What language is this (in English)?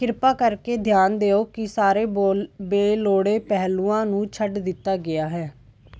Punjabi